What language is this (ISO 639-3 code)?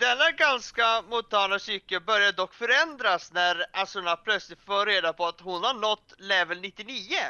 swe